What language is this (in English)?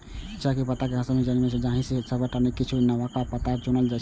Maithili